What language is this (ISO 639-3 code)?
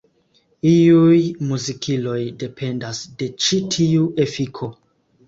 epo